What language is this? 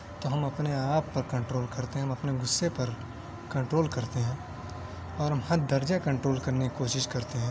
Urdu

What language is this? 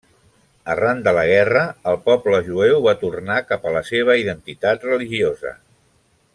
Catalan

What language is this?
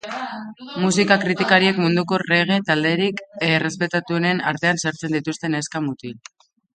Basque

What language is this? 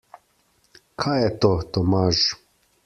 Slovenian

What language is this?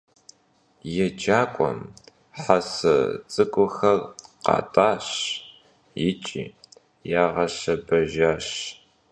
Kabardian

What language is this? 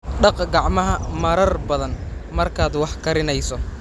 Somali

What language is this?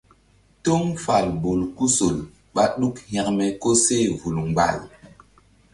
Mbum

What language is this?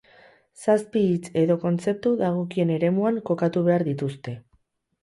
Basque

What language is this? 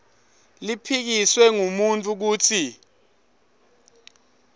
Swati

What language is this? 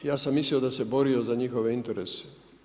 Croatian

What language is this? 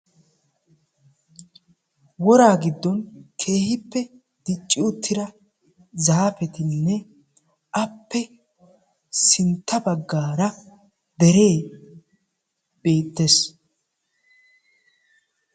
Wolaytta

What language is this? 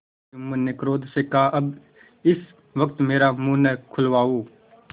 Hindi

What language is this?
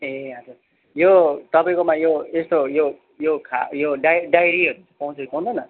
Nepali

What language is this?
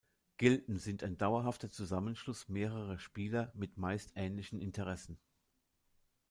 German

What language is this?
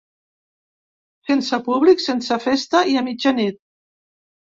Catalan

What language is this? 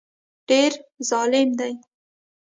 Pashto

